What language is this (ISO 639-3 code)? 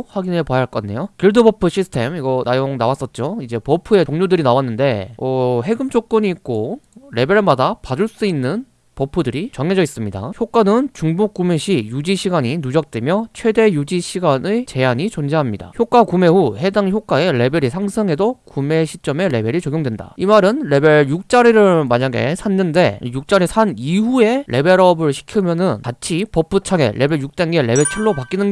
kor